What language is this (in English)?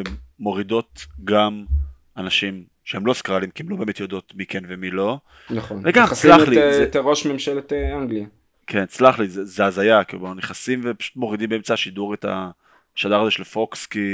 Hebrew